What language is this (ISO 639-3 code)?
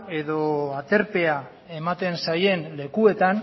eus